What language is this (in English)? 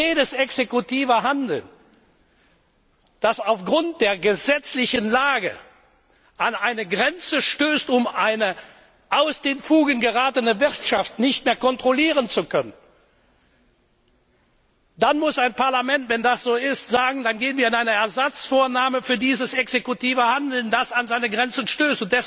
German